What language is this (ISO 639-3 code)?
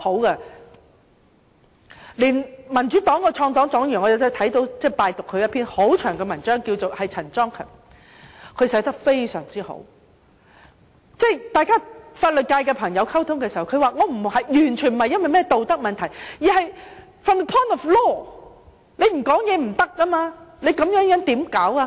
yue